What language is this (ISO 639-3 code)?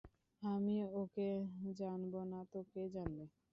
ben